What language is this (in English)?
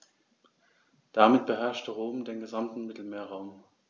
German